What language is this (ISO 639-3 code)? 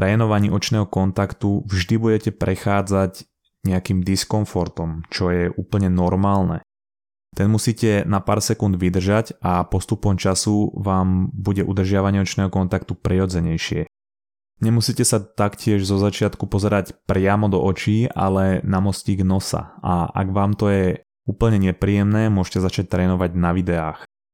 slk